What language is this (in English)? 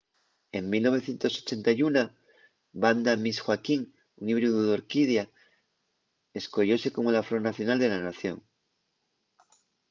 Asturian